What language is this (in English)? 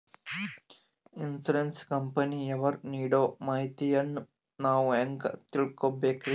Kannada